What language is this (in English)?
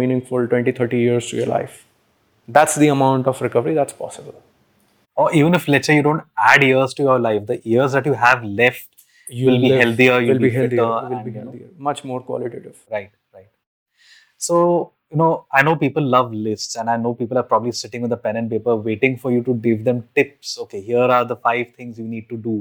English